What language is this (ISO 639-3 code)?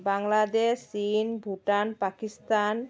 asm